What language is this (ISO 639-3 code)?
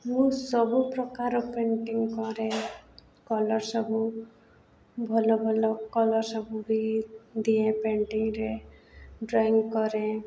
ori